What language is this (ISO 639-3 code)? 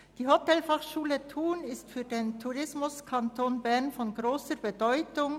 gsw